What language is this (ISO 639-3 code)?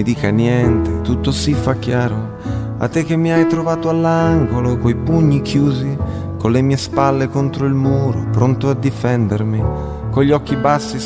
ita